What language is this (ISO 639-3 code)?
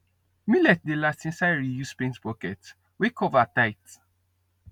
pcm